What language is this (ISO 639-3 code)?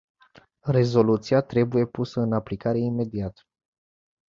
ron